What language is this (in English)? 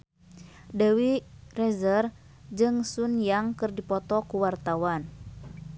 Sundanese